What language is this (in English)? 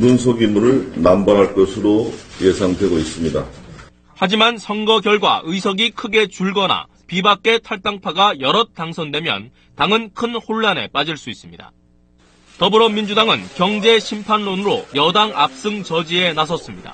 Korean